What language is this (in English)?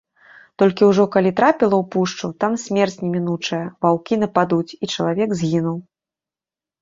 Belarusian